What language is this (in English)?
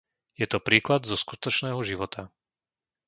Slovak